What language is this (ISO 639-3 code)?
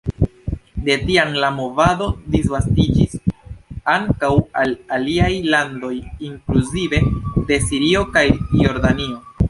epo